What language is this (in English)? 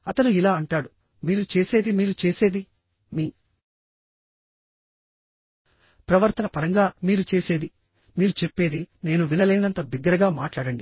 Telugu